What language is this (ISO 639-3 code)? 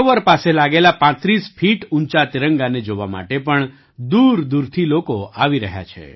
guj